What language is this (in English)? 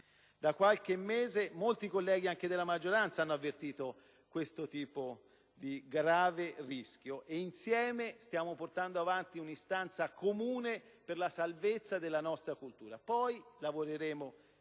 Italian